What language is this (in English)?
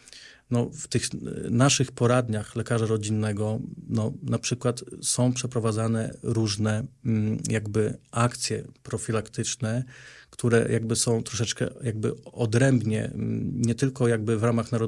Polish